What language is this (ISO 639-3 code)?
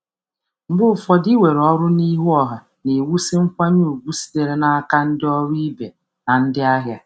ibo